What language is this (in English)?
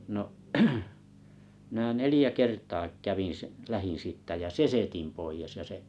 Finnish